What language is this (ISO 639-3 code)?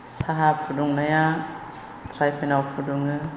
brx